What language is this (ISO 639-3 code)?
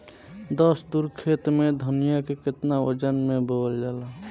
bho